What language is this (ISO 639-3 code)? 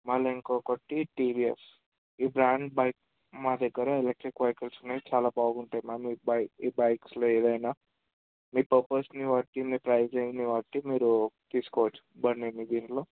tel